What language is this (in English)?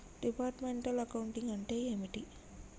Telugu